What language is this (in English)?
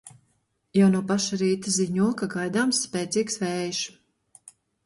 Latvian